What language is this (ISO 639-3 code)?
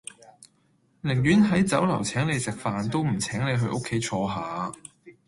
yue